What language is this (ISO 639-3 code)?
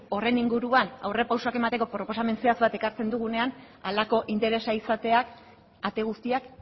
eus